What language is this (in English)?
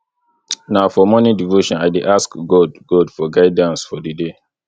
Nigerian Pidgin